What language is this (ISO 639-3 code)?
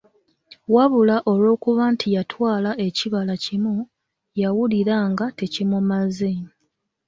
lug